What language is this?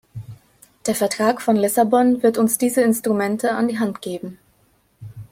German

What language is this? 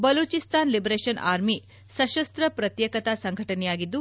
Kannada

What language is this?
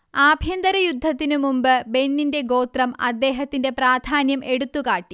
Malayalam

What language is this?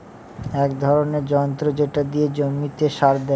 Bangla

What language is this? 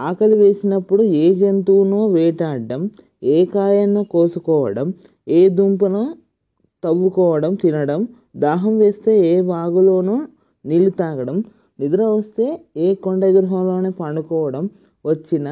Telugu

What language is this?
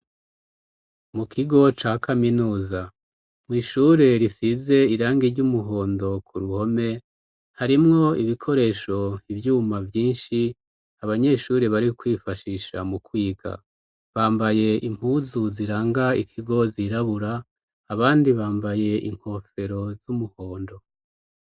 Rundi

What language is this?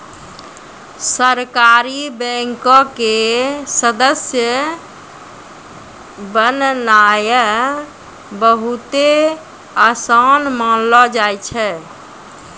Maithili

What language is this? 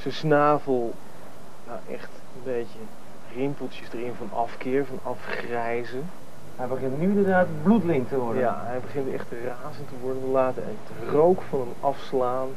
Dutch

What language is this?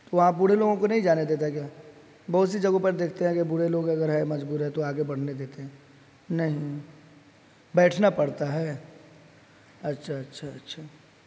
Urdu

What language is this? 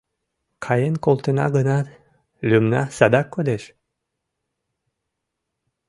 Mari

